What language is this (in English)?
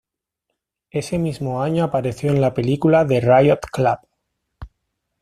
Spanish